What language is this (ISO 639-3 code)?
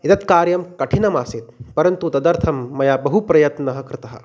san